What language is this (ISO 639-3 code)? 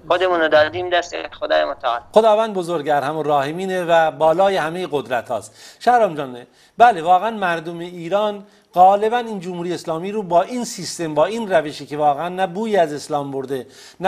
fas